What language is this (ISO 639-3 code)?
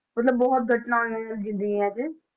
pan